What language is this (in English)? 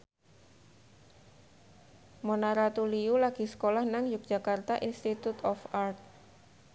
Javanese